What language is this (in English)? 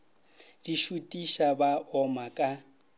Northern Sotho